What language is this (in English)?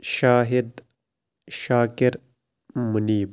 Kashmiri